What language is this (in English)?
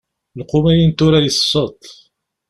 Kabyle